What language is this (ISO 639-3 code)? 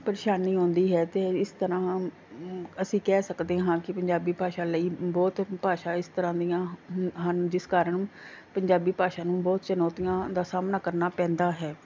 pan